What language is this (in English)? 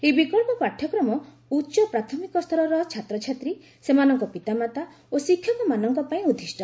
Odia